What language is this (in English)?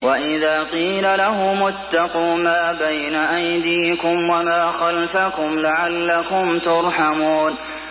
Arabic